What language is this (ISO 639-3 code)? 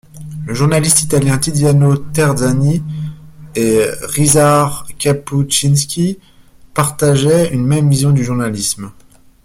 fra